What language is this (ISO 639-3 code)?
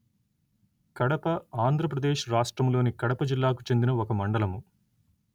tel